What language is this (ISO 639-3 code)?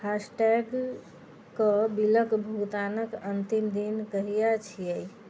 mai